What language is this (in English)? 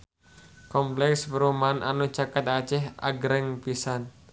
Sundanese